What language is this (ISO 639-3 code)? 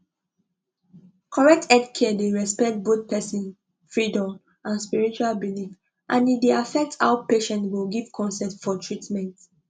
pcm